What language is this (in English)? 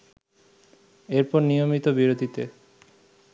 Bangla